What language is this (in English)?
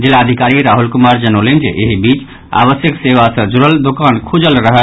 Maithili